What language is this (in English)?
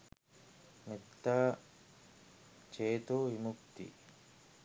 Sinhala